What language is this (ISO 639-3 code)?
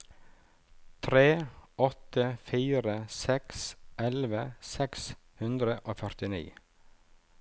nor